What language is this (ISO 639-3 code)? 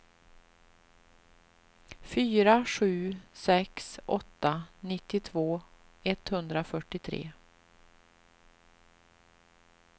swe